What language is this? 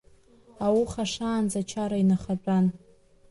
Abkhazian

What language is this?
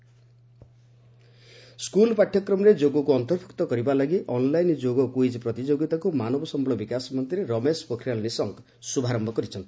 Odia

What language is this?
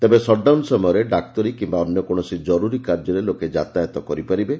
Odia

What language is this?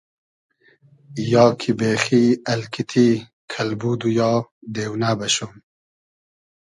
Hazaragi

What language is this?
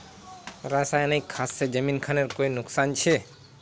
Magahi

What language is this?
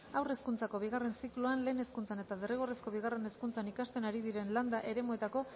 Basque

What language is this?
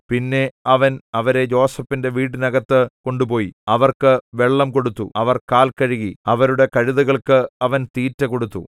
Malayalam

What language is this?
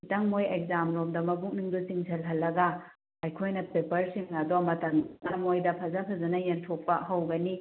Manipuri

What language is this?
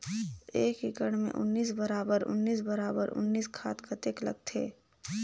Chhattisgarhi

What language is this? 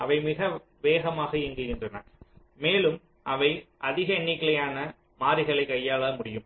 Tamil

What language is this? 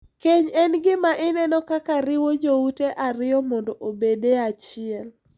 Luo (Kenya and Tanzania)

